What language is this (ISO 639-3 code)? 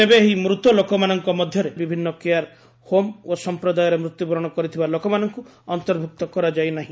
ori